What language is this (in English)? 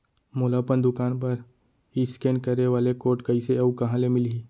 Chhattisgarhi